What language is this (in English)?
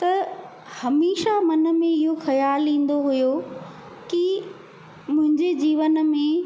Sindhi